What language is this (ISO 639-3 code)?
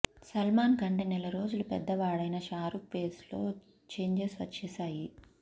tel